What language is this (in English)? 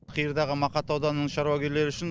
Kazakh